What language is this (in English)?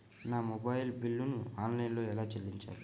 Telugu